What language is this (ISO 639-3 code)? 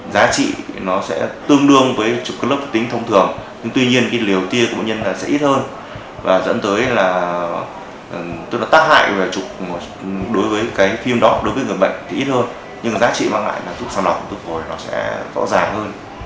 vie